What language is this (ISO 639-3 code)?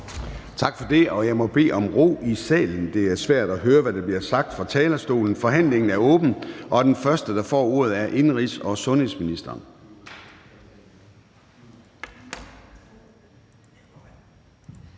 dan